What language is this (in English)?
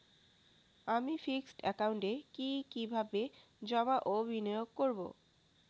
Bangla